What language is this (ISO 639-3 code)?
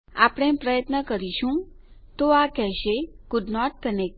guj